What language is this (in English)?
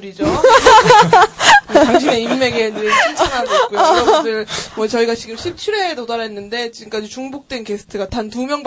Korean